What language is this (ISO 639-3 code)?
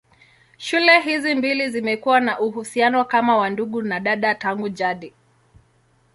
swa